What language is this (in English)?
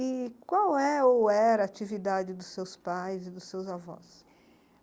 Portuguese